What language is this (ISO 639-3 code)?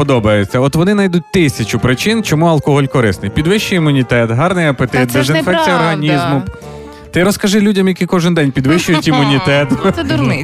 ukr